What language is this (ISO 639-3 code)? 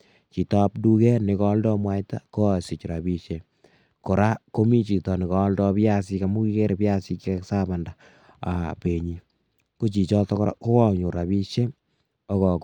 kln